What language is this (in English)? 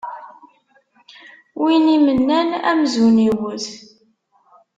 Kabyle